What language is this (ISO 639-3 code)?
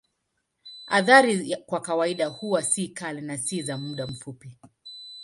swa